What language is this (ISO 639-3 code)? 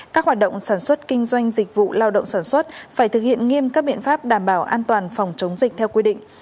vie